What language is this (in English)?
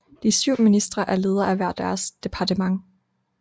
Danish